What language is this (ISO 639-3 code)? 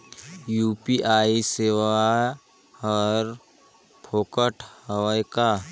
hne